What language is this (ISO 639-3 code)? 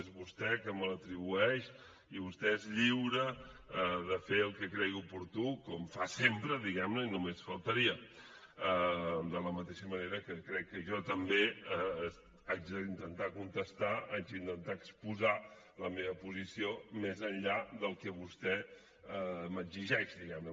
cat